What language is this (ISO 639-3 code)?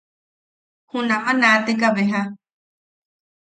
yaq